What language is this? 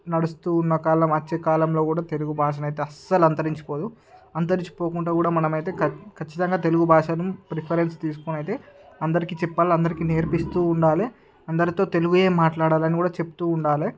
Telugu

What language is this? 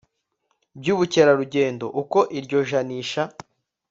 Kinyarwanda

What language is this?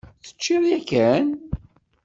Kabyle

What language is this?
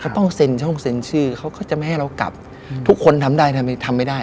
Thai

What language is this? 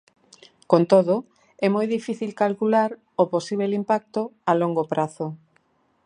Galician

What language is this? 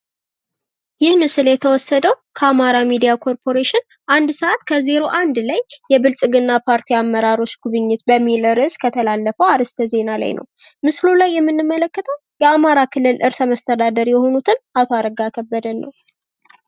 Amharic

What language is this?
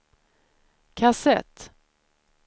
Swedish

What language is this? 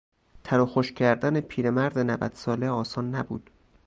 Persian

